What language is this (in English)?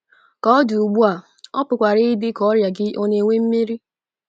Igbo